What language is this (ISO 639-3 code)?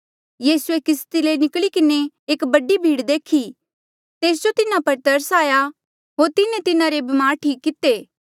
mjl